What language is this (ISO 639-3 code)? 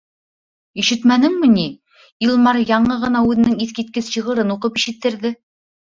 bak